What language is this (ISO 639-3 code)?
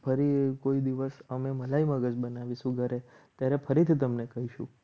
guj